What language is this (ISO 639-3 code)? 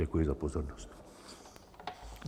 ces